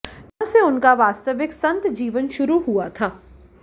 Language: Hindi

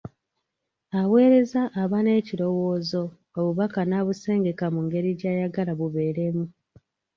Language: Ganda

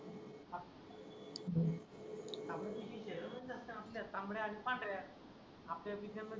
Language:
Marathi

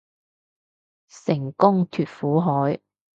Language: Cantonese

